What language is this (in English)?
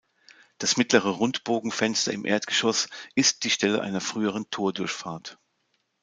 German